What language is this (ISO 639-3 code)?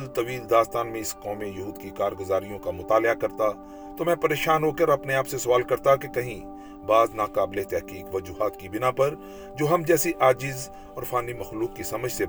urd